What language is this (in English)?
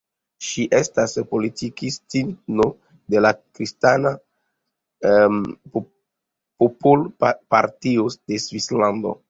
Esperanto